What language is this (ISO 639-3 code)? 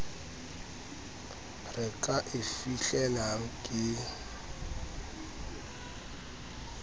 sot